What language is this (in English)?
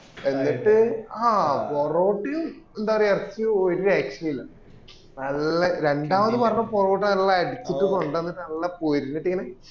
Malayalam